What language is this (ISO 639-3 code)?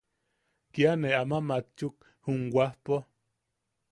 yaq